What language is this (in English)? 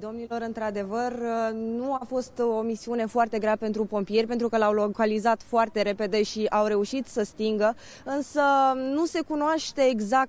Romanian